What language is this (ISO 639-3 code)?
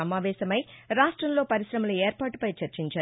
tel